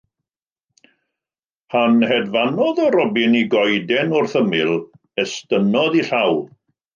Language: Welsh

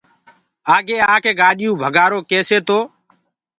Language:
Gurgula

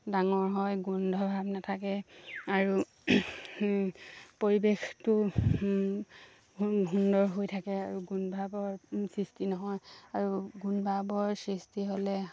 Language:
Assamese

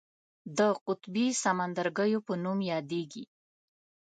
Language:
Pashto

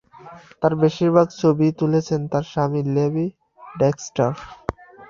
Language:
Bangla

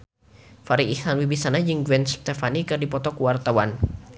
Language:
Sundanese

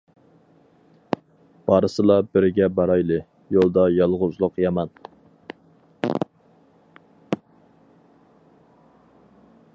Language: Uyghur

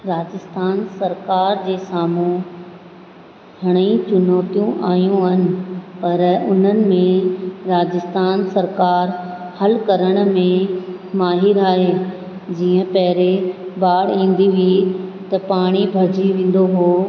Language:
Sindhi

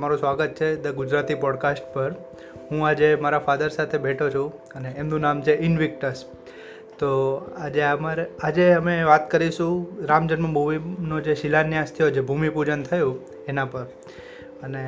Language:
Gujarati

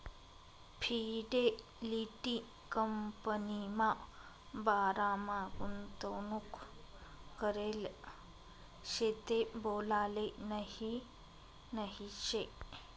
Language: Marathi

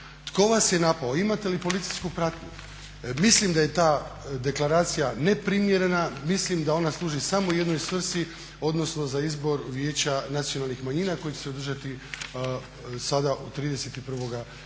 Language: Croatian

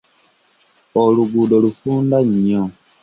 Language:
Ganda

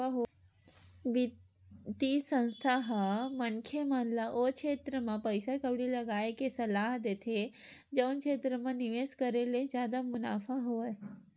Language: Chhattisgarhi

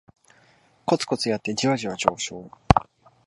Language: Japanese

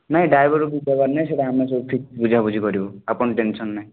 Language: Odia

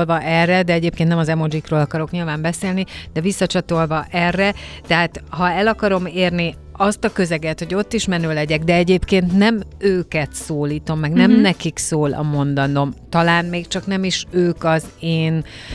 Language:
Hungarian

